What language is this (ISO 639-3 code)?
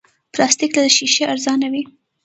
pus